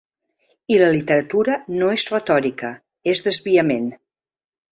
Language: Catalan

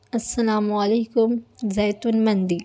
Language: Urdu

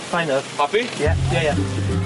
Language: Welsh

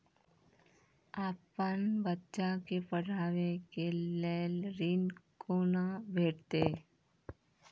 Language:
Maithili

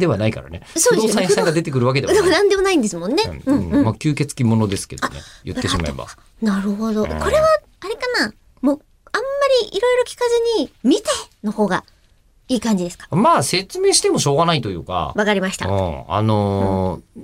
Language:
Japanese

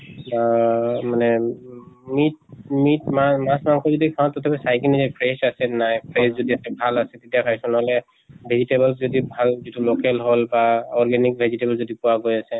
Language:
Assamese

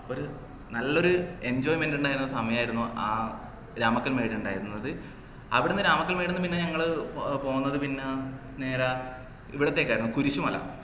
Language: Malayalam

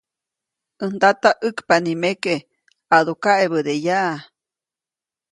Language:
Copainalá Zoque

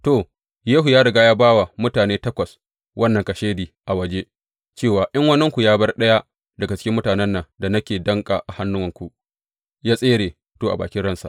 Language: Hausa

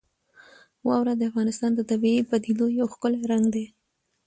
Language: Pashto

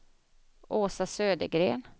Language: Swedish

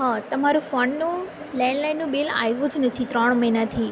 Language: Gujarati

